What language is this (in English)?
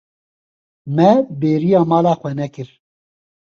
Kurdish